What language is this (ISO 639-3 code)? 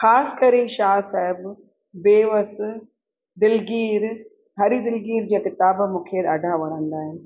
snd